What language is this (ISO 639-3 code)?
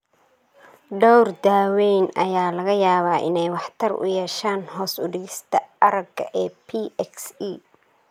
som